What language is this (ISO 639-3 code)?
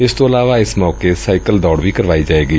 pan